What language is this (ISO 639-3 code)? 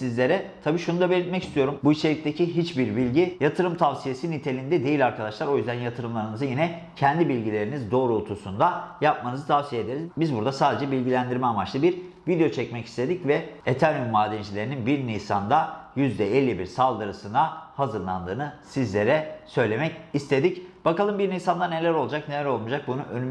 tur